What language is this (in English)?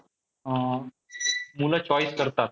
Marathi